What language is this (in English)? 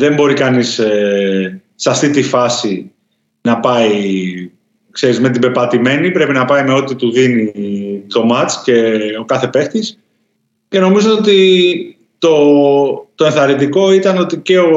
Greek